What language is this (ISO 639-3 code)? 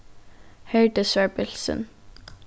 fao